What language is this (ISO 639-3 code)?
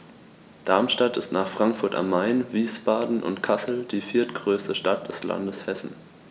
deu